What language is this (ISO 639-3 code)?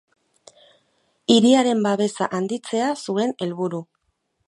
eus